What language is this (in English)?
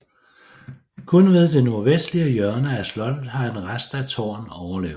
Danish